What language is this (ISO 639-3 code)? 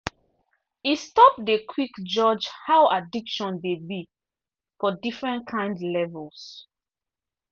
pcm